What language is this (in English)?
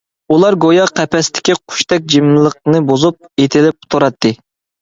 Uyghur